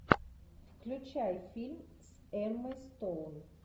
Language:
Russian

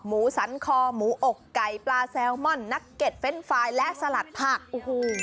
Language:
Thai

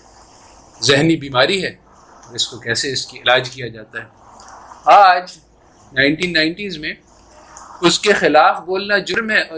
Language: Urdu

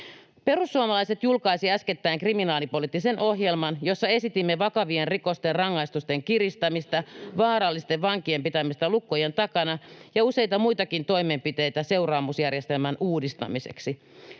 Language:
Finnish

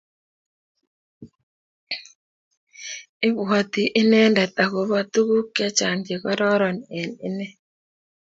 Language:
Kalenjin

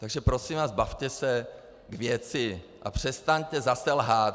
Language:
Czech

